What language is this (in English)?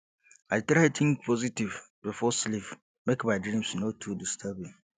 Nigerian Pidgin